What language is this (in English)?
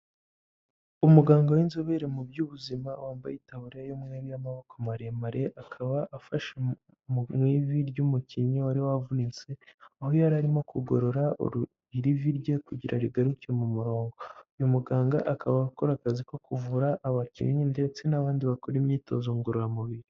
Kinyarwanda